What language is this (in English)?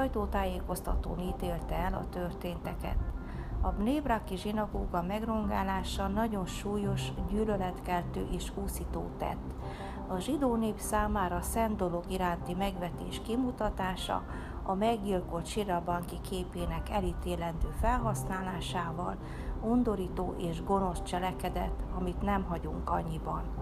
Hungarian